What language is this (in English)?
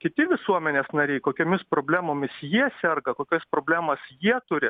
Lithuanian